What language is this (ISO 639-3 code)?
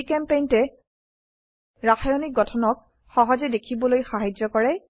asm